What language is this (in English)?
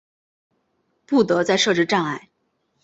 Chinese